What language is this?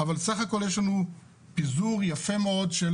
Hebrew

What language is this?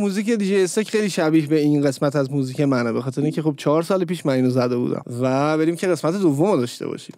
Persian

